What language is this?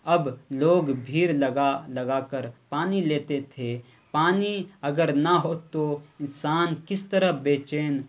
Urdu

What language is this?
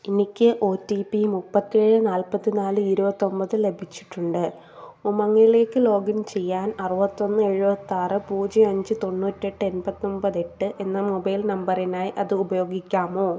Malayalam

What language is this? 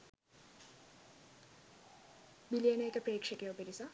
Sinhala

